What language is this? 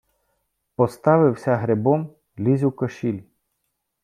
Ukrainian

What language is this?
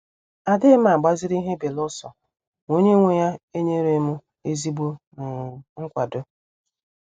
Igbo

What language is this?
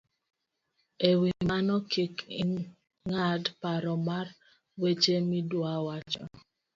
Luo (Kenya and Tanzania)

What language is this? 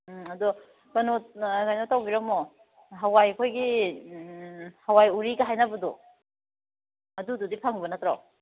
Manipuri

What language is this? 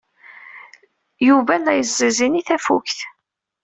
Kabyle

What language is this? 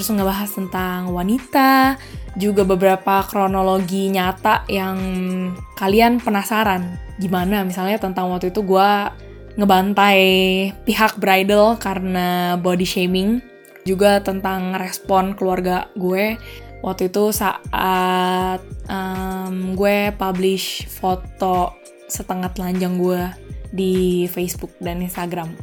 Indonesian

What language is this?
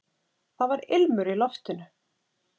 Icelandic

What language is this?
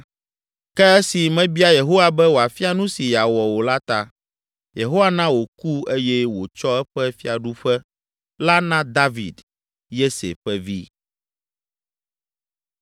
Ewe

